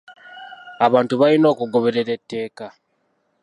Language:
Ganda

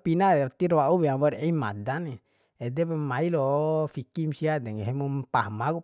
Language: Bima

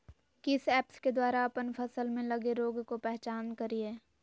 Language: Magahi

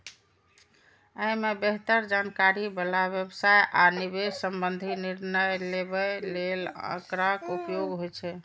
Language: Maithili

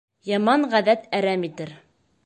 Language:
Bashkir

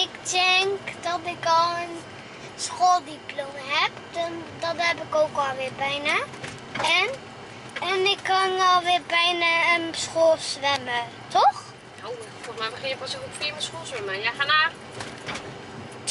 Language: Dutch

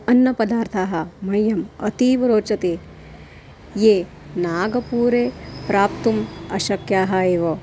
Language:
Sanskrit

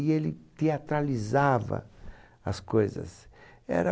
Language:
Portuguese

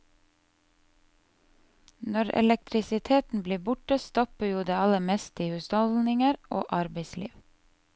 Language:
Norwegian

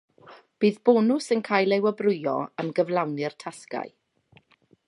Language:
Welsh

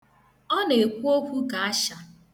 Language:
Igbo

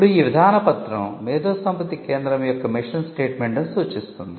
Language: Telugu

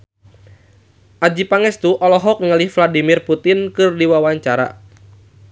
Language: Sundanese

